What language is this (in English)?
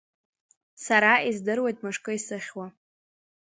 Abkhazian